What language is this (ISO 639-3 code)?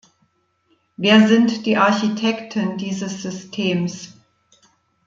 deu